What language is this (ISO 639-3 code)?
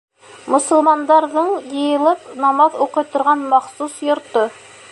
bak